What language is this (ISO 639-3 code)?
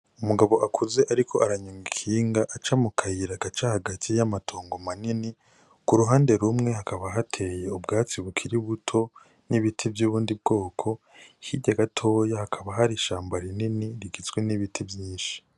run